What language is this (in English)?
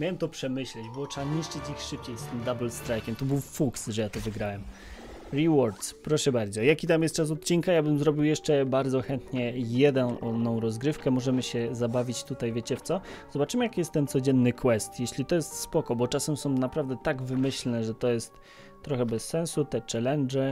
Polish